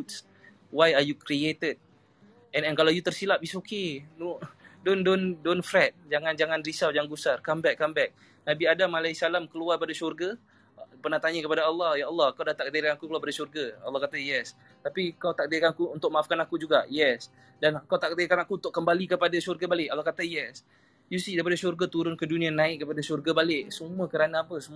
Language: Malay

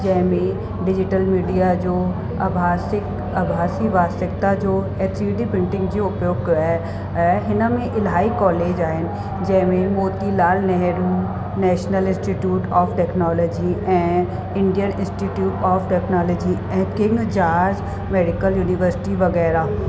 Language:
Sindhi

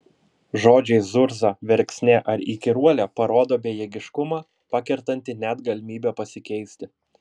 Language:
Lithuanian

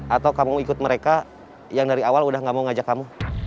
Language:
Indonesian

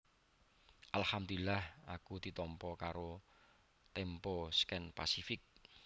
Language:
Javanese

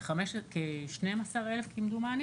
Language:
Hebrew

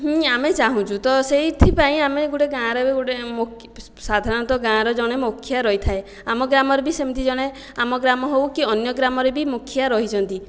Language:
Odia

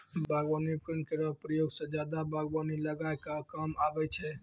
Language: Maithili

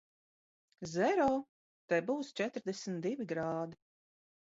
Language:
Latvian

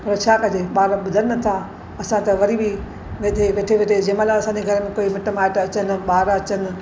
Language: Sindhi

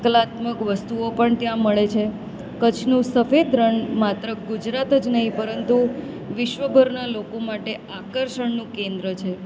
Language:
Gujarati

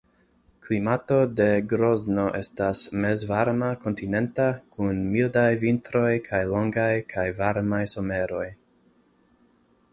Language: Esperanto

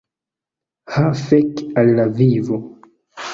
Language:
Esperanto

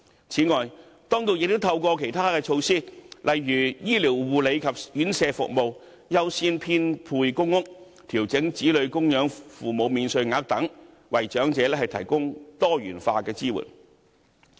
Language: Cantonese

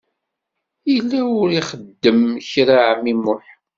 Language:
Kabyle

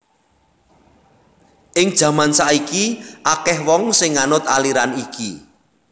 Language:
Javanese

